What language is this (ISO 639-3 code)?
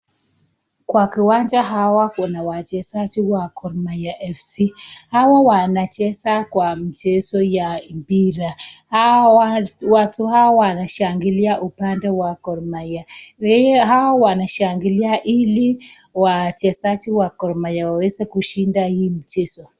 swa